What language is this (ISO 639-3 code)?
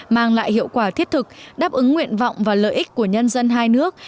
vie